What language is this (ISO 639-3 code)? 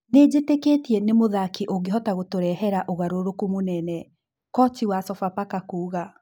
kik